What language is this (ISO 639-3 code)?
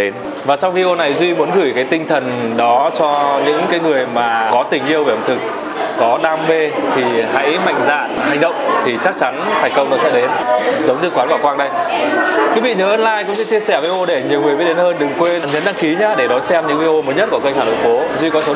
vie